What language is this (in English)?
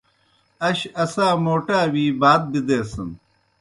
Kohistani Shina